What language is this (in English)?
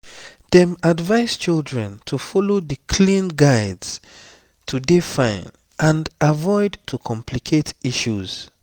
Nigerian Pidgin